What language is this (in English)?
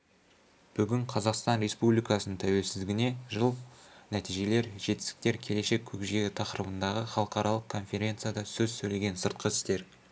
Kazakh